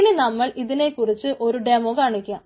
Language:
Malayalam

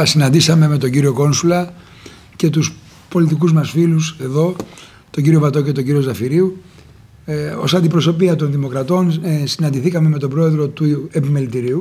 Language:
Greek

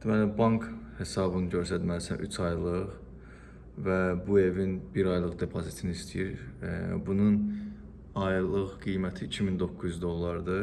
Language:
Turkish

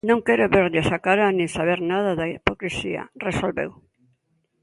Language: Galician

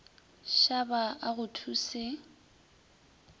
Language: Northern Sotho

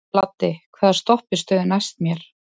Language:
Icelandic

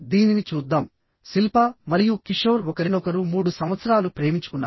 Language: Telugu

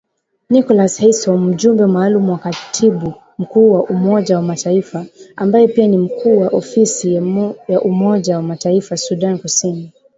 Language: Swahili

